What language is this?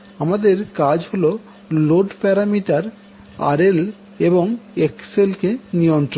Bangla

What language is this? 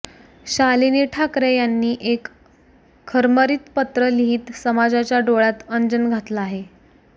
Marathi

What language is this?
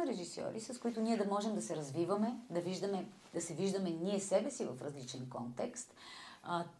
Bulgarian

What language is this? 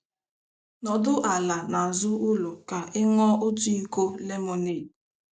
Igbo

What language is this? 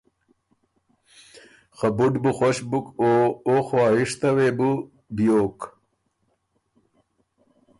Ormuri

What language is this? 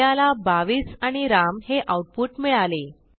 Marathi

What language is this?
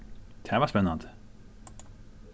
Faroese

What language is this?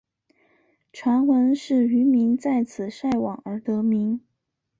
Chinese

